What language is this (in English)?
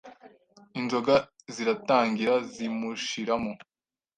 Kinyarwanda